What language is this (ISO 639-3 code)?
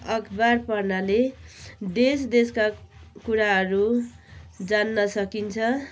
nep